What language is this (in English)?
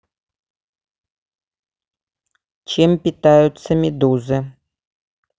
Russian